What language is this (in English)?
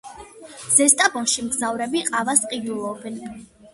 Georgian